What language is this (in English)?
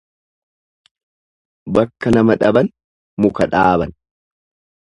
Oromo